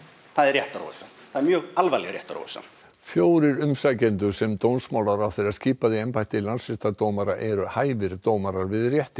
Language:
Icelandic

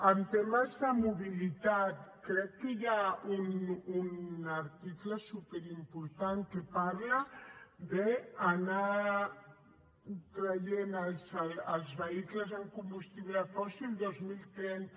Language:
Catalan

